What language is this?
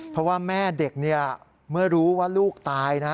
Thai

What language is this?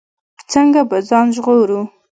Pashto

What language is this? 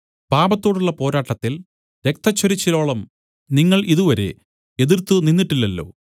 Malayalam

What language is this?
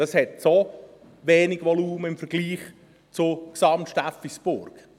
Swiss German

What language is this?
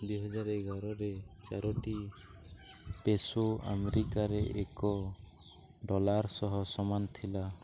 Odia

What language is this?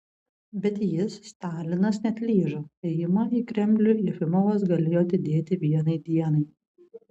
Lithuanian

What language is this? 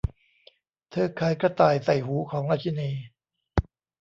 Thai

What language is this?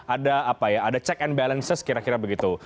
Indonesian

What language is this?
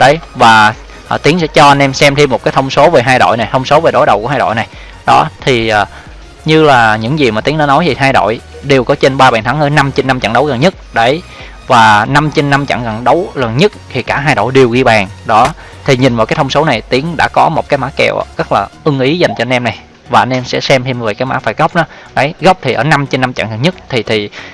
Vietnamese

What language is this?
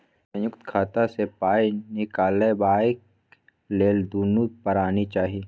Maithili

